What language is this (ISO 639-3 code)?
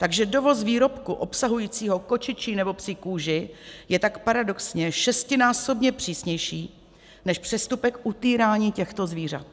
ces